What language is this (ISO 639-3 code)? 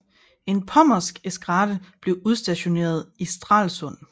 dan